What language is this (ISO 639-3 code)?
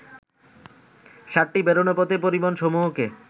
ben